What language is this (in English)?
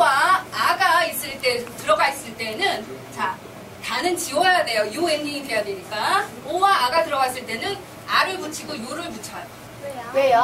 Korean